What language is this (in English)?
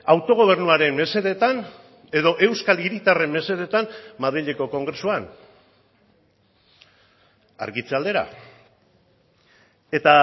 Basque